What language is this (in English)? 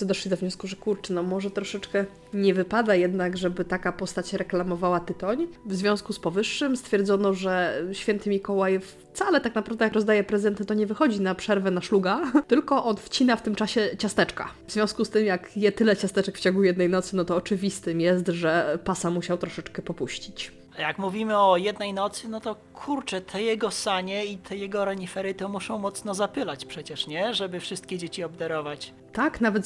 Polish